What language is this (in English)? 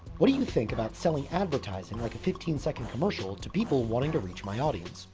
English